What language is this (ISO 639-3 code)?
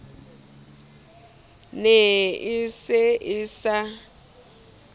sot